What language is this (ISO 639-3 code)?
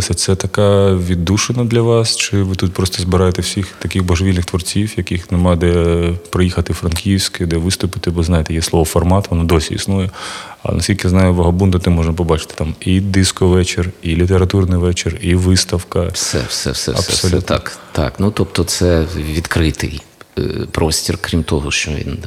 ukr